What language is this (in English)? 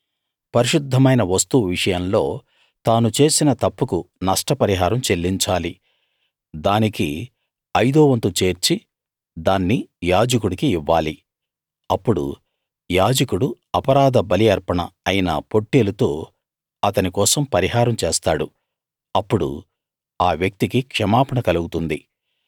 Telugu